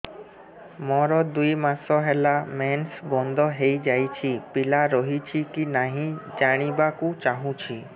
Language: Odia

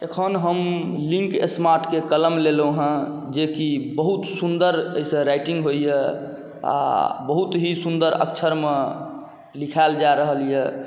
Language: Maithili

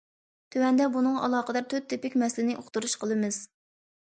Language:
Uyghur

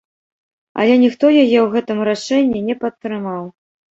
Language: Belarusian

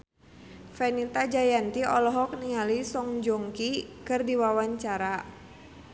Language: Sundanese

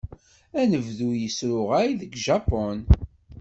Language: Kabyle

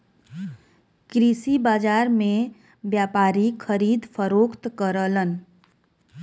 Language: Bhojpuri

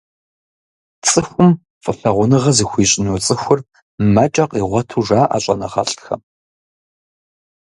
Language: Kabardian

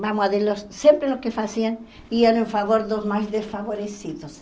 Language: Portuguese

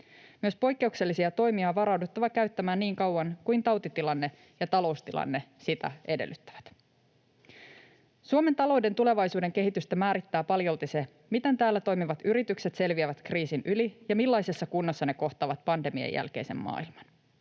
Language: Finnish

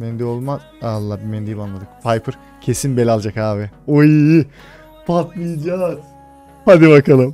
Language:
Turkish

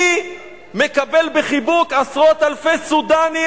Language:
Hebrew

